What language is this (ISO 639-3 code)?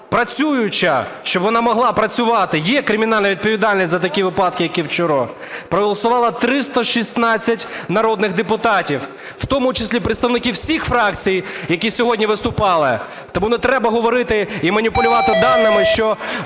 ukr